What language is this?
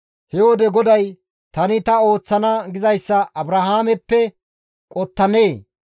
Gamo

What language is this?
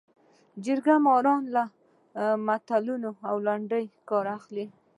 Pashto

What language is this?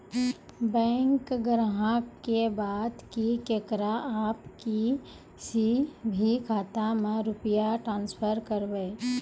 Maithili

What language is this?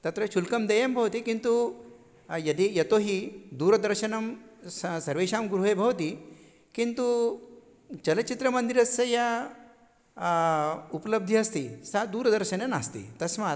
Sanskrit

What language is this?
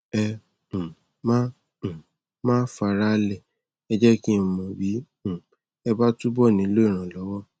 Yoruba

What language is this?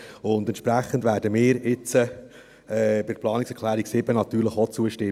Swiss German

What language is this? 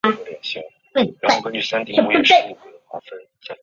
Chinese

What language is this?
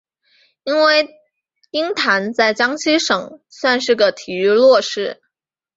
Chinese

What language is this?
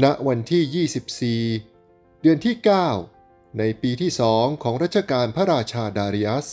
Thai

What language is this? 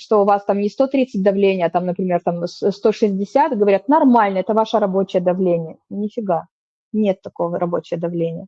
Russian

